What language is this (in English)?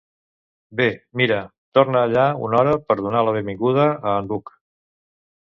Catalan